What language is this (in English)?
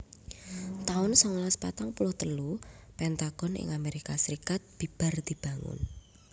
Javanese